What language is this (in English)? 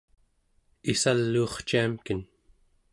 Central Yupik